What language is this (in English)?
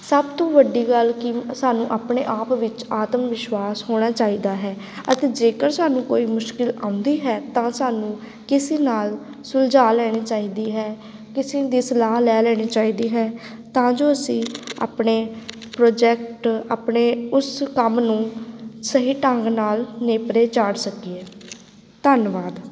Punjabi